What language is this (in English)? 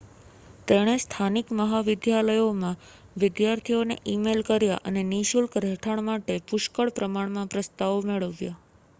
Gujarati